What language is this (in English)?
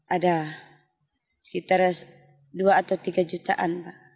Indonesian